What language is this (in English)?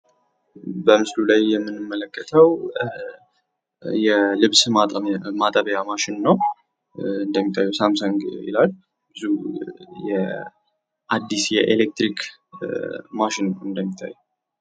Amharic